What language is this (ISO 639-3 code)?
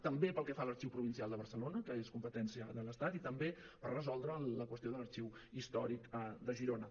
cat